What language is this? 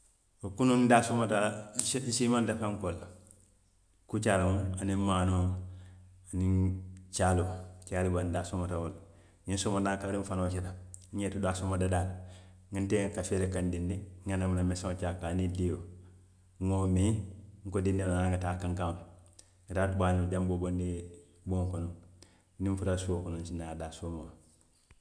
Western Maninkakan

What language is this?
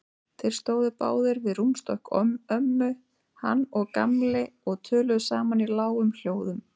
Icelandic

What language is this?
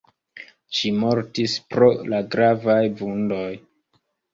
Esperanto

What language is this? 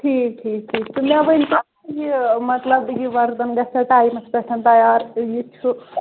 Kashmiri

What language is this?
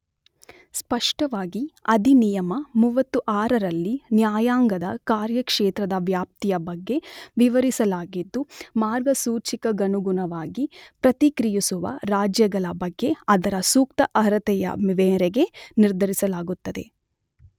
Kannada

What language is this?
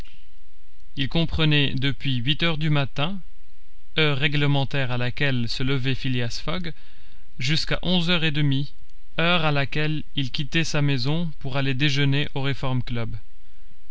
French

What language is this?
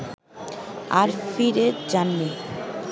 Bangla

